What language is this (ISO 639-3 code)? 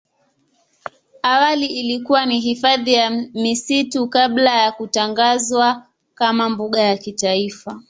swa